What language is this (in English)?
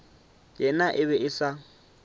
Northern Sotho